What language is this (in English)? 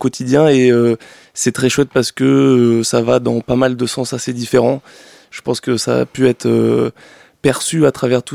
French